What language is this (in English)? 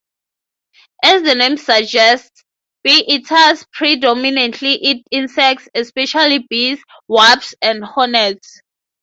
English